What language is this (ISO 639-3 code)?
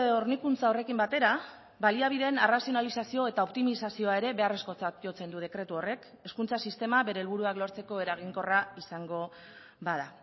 eus